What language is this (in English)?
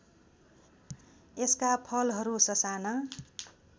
Nepali